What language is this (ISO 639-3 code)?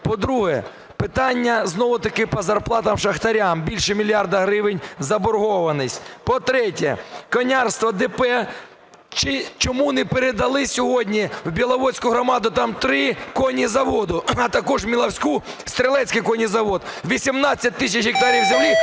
ukr